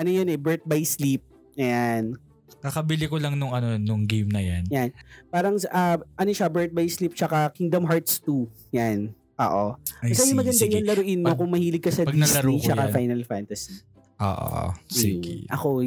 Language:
Filipino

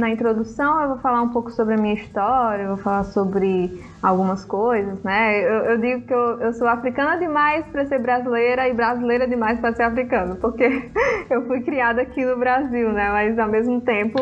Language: Portuguese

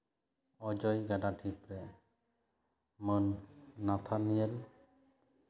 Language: Santali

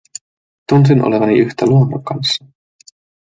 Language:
Finnish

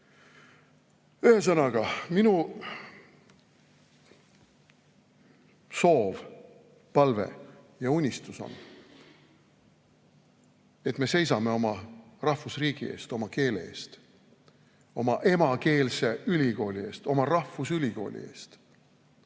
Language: Estonian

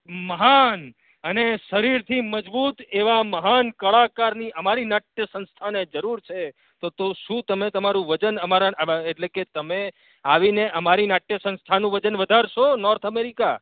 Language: Gujarati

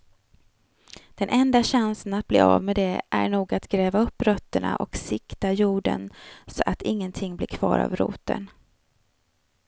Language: Swedish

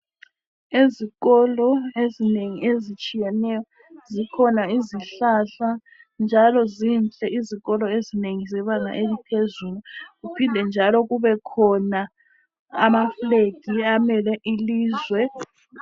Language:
North Ndebele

